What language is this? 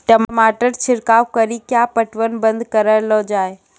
Maithili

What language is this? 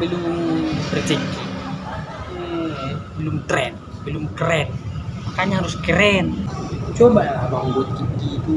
Indonesian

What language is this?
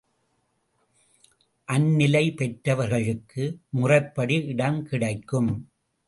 Tamil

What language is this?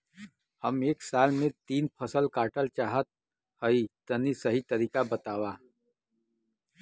Bhojpuri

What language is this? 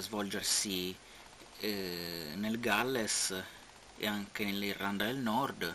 Italian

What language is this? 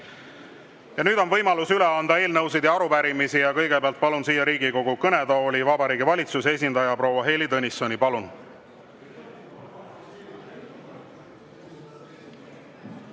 Estonian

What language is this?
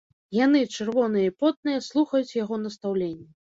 Belarusian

